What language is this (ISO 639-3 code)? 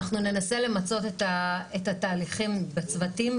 heb